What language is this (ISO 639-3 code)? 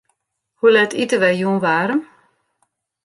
fry